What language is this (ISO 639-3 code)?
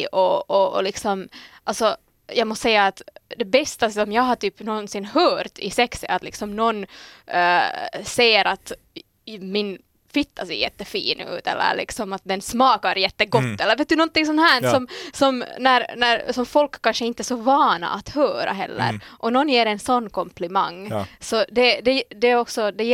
swe